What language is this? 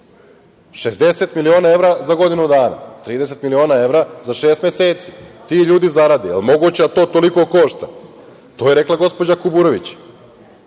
Serbian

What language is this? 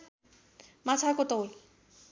Nepali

